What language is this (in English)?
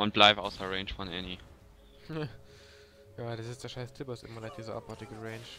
German